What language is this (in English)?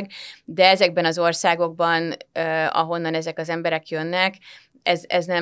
Hungarian